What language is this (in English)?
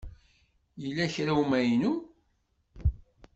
Kabyle